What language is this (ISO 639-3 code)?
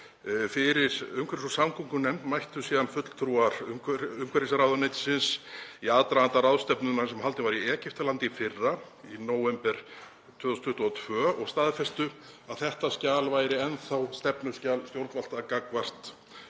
isl